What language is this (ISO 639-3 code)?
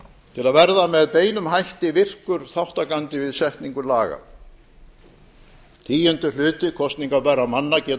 isl